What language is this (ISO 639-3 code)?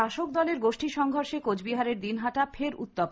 ben